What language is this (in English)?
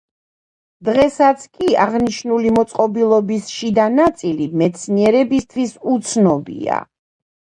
Georgian